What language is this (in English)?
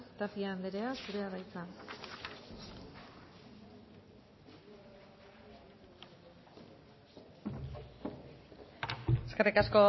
Basque